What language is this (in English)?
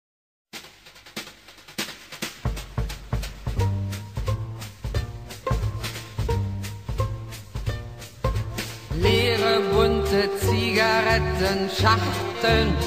German